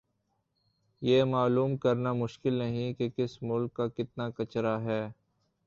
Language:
Urdu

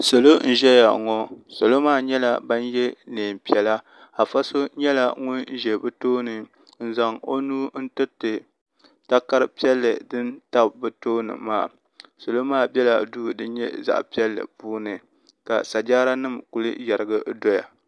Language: Dagbani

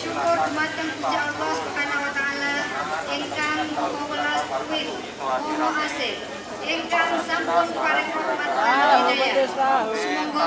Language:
Indonesian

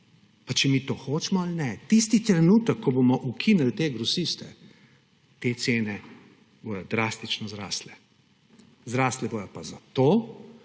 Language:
Slovenian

